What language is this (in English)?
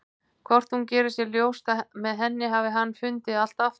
Icelandic